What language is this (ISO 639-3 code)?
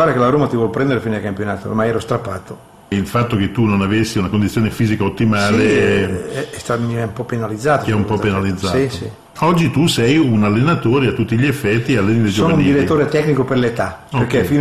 ita